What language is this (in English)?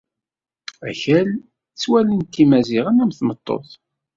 Kabyle